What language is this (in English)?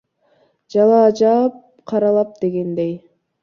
Kyrgyz